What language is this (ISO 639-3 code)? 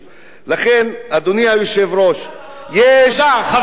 heb